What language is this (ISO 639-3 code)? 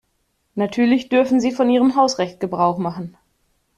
deu